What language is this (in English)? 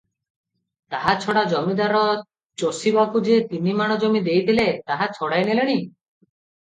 Odia